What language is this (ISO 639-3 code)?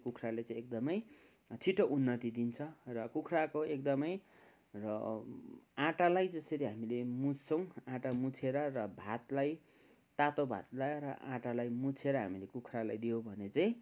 nep